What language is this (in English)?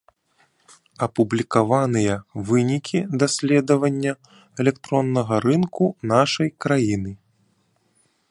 Belarusian